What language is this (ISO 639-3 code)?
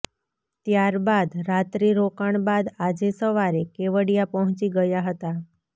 guj